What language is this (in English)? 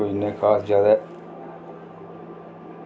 Dogri